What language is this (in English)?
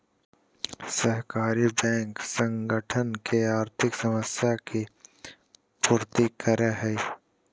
Magahi